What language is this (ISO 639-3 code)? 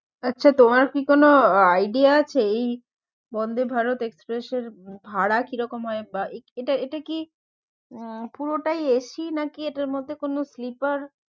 ben